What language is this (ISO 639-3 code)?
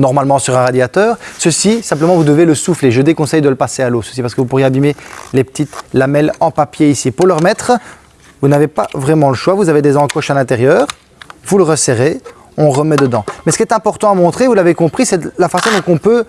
fra